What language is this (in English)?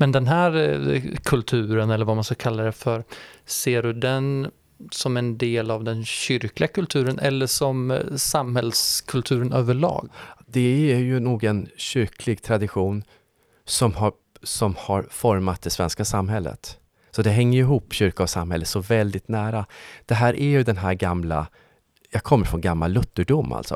Swedish